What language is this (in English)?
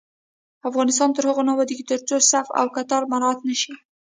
Pashto